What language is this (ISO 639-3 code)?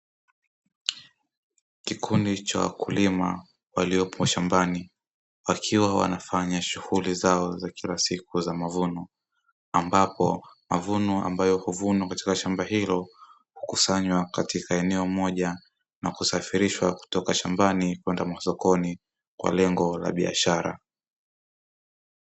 swa